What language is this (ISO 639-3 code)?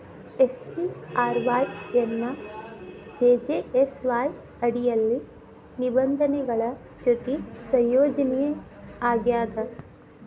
kan